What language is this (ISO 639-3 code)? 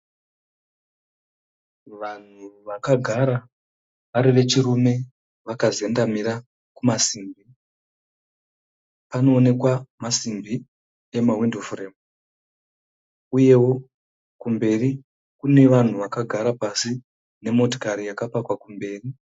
sna